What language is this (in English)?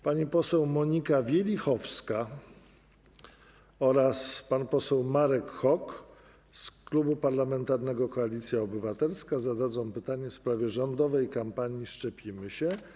Polish